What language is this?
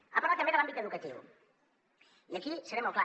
Catalan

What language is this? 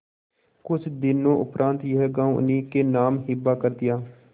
Hindi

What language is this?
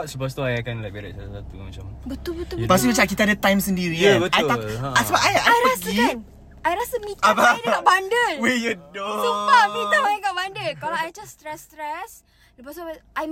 Malay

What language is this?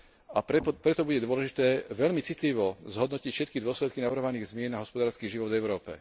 Slovak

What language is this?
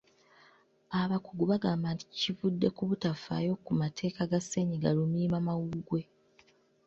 Ganda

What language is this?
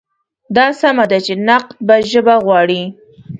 Pashto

